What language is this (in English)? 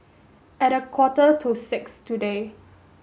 English